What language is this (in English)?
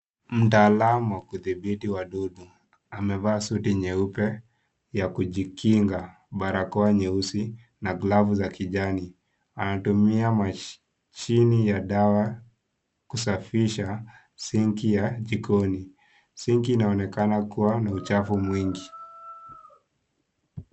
Swahili